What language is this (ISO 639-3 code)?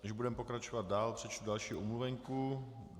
ces